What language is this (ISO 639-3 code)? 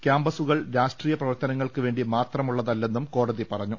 mal